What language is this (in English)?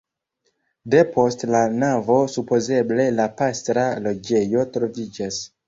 Esperanto